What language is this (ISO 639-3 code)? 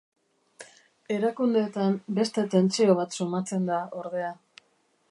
eus